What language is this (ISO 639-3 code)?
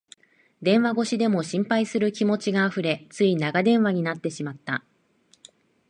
jpn